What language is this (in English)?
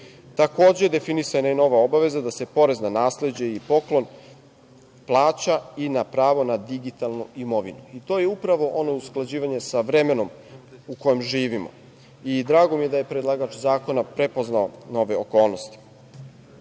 Serbian